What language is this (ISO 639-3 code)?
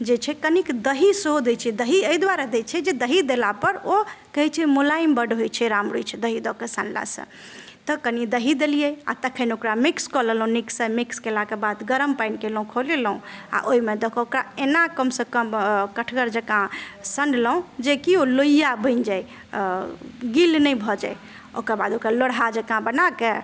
mai